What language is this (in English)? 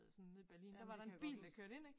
Danish